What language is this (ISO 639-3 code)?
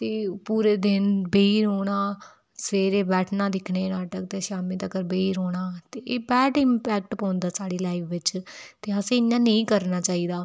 doi